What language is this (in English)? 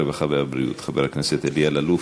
Hebrew